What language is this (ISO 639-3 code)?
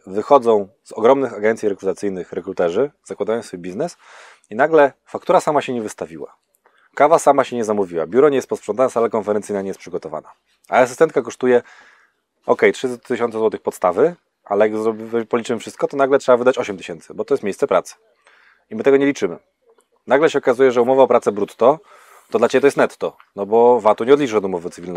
pol